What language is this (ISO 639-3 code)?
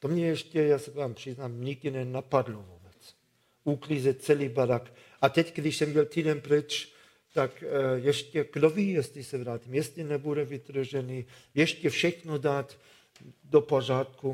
ces